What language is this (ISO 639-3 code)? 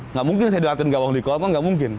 ind